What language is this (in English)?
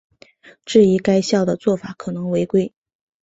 Chinese